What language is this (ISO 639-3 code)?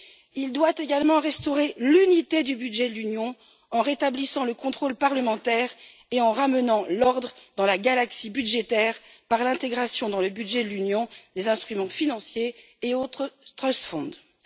fra